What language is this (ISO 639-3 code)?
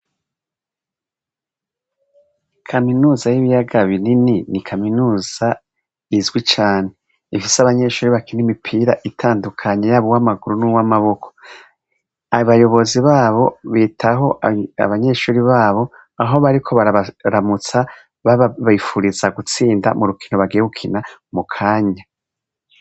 run